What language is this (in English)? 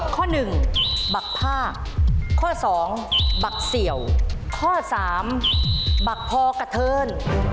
Thai